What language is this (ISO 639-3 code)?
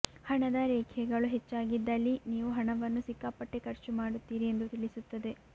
kan